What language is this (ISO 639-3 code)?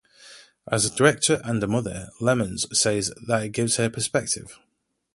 eng